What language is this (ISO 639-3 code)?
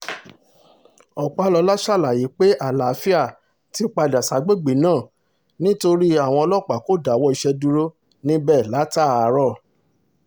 yor